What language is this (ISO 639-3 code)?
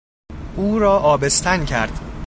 fas